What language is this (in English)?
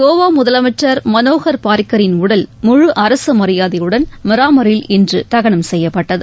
Tamil